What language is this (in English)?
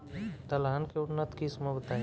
Bhojpuri